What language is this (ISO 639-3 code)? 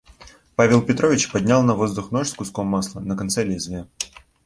rus